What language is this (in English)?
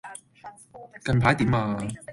Cantonese